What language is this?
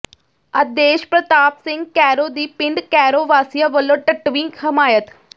Punjabi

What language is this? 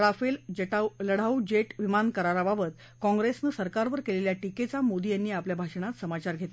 Marathi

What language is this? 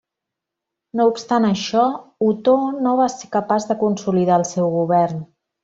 Catalan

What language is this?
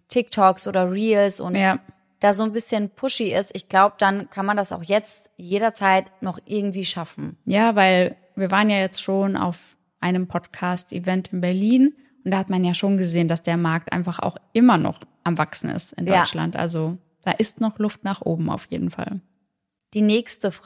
German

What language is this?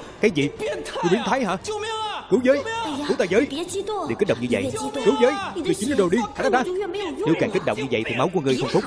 Vietnamese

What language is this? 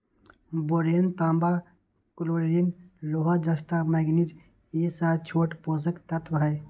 Magahi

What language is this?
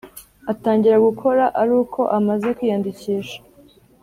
Kinyarwanda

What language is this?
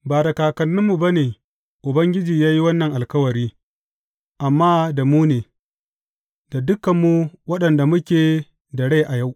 Hausa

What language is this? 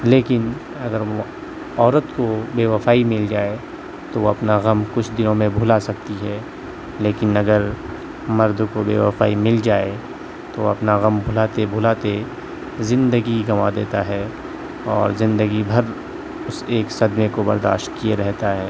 Urdu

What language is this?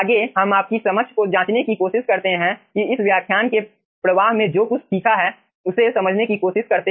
Hindi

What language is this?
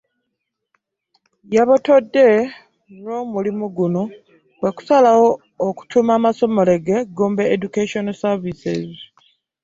Ganda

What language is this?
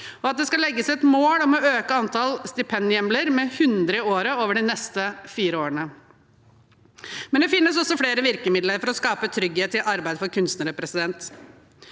Norwegian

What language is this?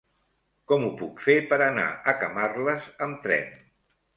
Catalan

